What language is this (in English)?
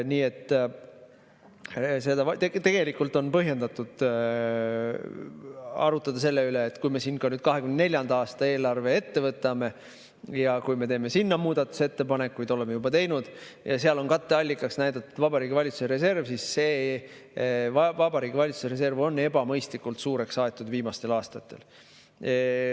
Estonian